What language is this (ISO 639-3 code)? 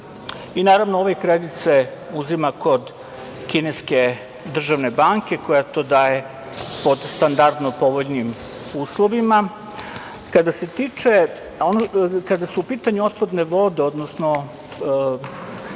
srp